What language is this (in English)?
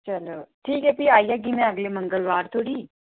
Dogri